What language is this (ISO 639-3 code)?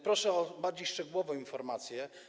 pol